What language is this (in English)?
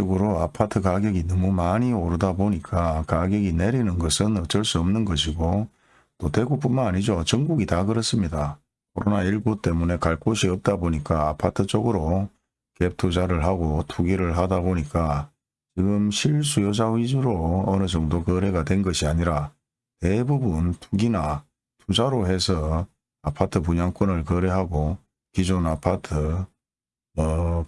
Korean